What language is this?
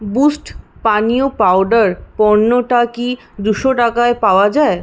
Bangla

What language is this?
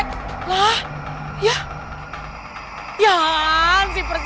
Indonesian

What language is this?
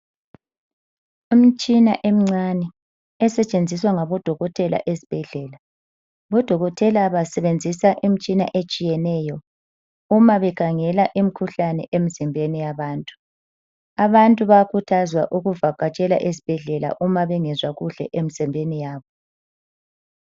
North Ndebele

